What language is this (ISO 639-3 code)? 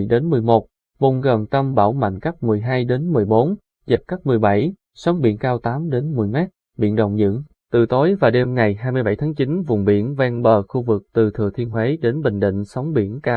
vie